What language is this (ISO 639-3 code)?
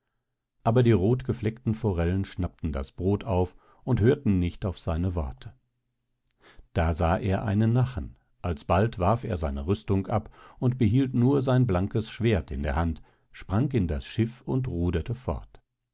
deu